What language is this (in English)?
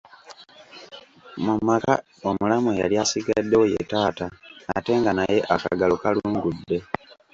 Ganda